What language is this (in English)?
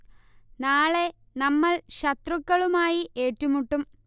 Malayalam